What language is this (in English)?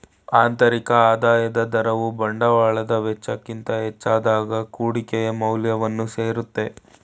Kannada